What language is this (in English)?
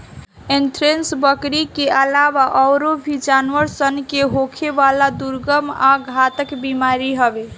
Bhojpuri